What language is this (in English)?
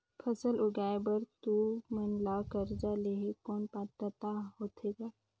Chhattisgarhi